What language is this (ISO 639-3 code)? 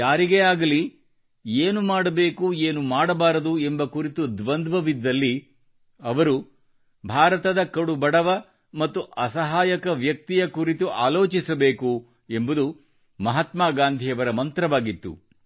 kan